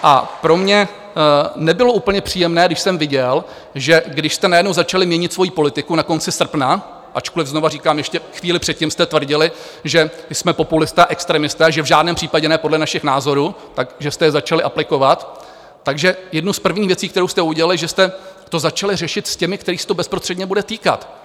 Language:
Czech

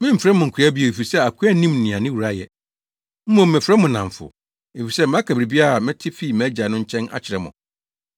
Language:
Akan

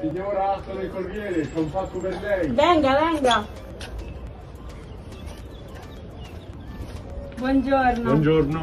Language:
Italian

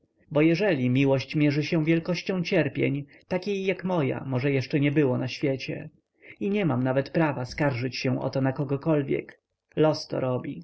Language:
Polish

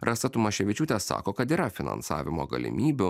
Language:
Lithuanian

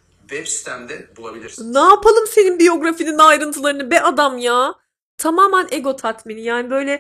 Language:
Turkish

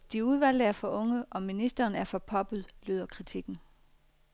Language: Danish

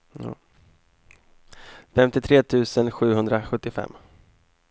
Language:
Swedish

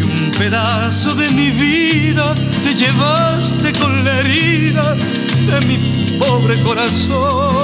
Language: Arabic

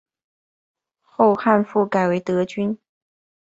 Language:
Chinese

